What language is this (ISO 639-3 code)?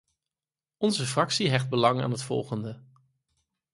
nld